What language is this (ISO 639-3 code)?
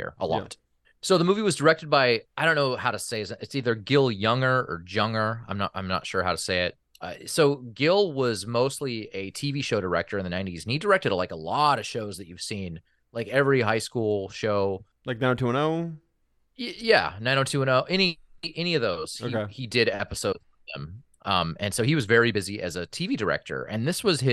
eng